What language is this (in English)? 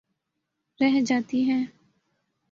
Urdu